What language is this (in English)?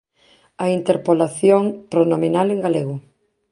Galician